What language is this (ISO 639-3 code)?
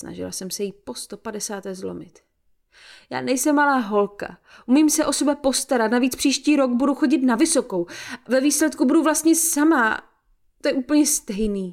ces